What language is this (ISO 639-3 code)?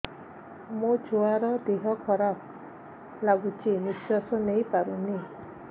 ori